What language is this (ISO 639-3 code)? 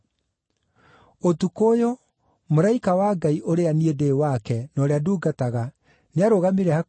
kik